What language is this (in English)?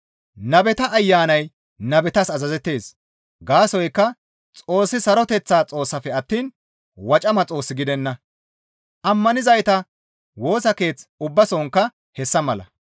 Gamo